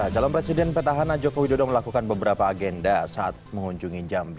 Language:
Indonesian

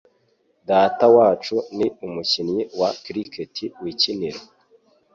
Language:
Kinyarwanda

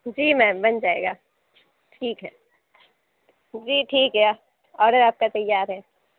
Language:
Urdu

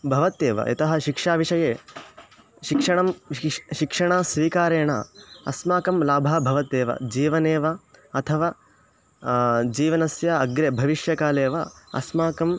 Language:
Sanskrit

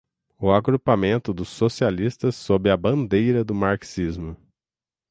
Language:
Portuguese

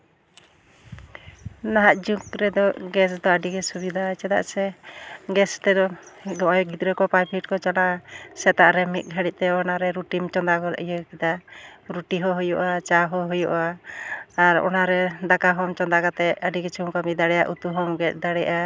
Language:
Santali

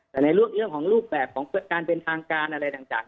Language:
Thai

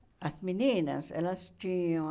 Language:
Portuguese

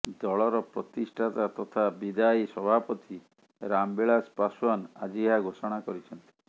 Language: Odia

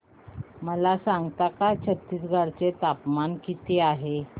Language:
Marathi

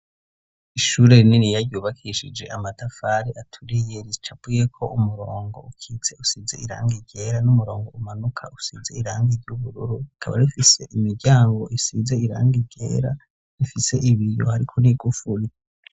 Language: Rundi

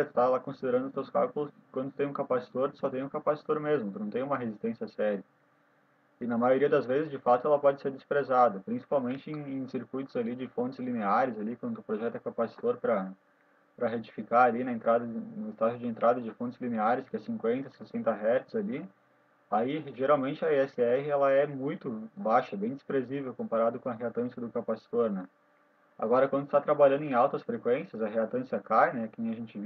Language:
Portuguese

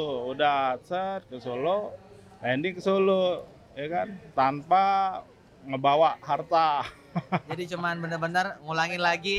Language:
Indonesian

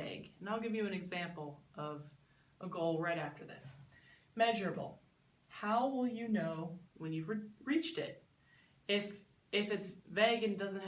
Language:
English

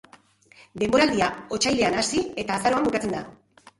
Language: Basque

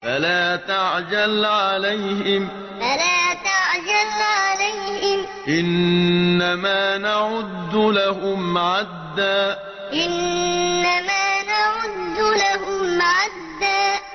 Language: Arabic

